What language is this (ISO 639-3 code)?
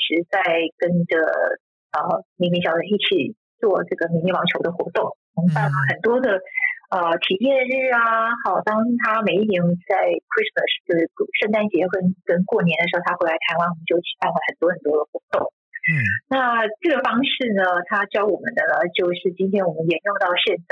zho